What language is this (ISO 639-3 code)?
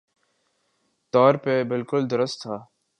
urd